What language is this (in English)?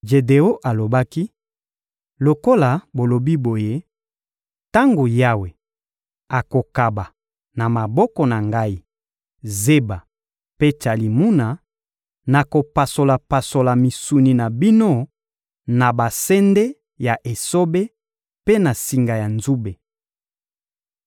Lingala